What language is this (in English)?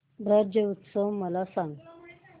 Marathi